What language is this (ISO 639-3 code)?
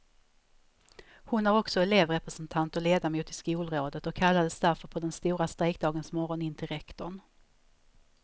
swe